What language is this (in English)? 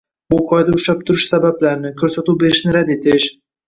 Uzbek